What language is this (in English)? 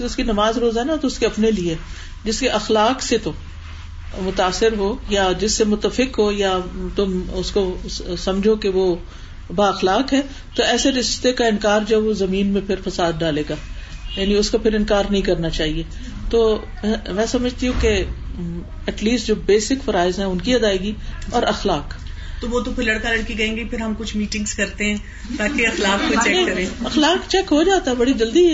Urdu